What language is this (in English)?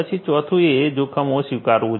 Gujarati